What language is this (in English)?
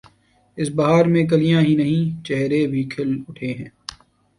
Urdu